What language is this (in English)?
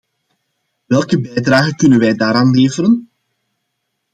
Dutch